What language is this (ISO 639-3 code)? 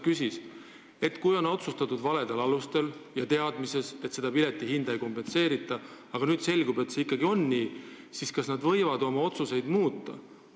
est